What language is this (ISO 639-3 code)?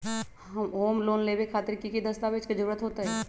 mag